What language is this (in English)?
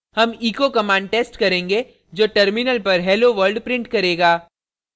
Hindi